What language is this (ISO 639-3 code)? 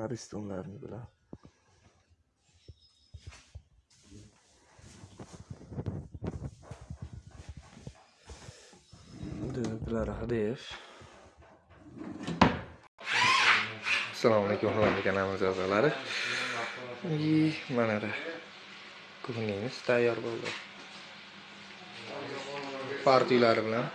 tur